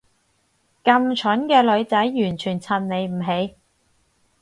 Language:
Cantonese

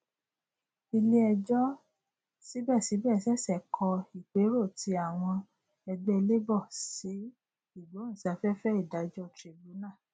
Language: Yoruba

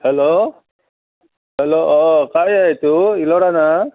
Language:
Assamese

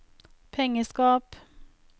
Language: Norwegian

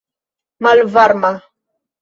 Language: Esperanto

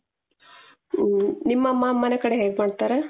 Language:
Kannada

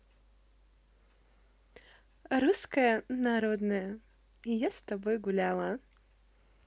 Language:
Russian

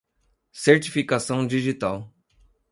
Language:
Portuguese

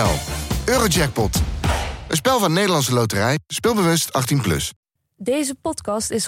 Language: Dutch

